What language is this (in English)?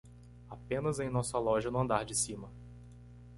Portuguese